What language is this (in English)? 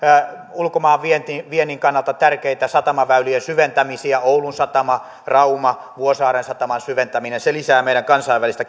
Finnish